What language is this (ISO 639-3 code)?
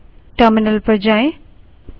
hin